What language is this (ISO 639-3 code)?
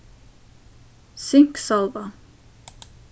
fao